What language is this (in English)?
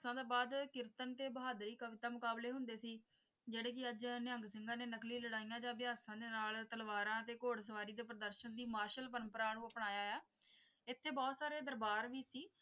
Punjabi